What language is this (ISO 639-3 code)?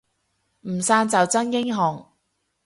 yue